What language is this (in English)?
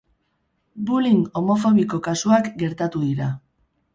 Basque